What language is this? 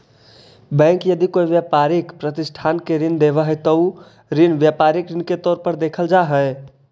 Magahi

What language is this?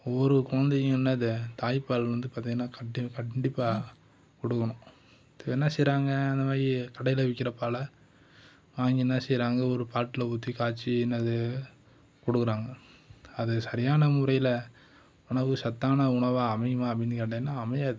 Tamil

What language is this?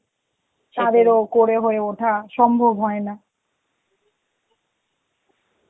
Bangla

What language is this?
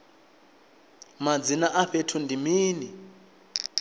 Venda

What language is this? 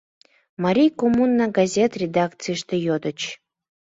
Mari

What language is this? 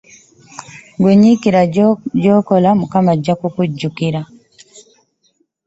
Ganda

